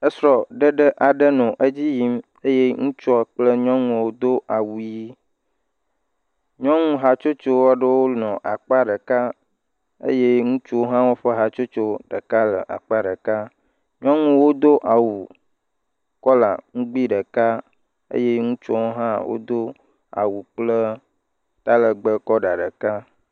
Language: Ewe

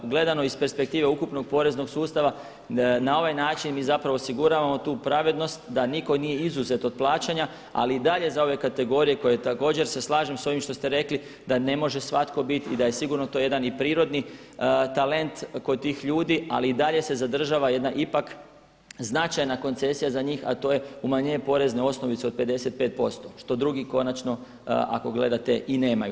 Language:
Croatian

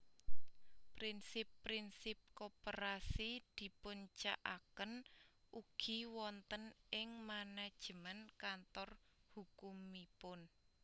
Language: Javanese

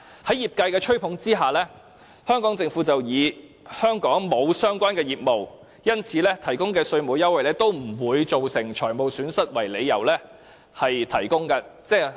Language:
Cantonese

